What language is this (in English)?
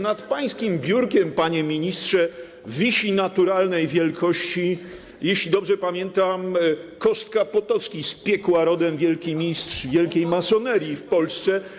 Polish